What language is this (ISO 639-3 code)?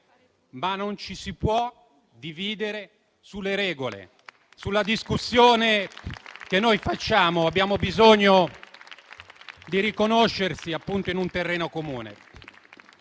ita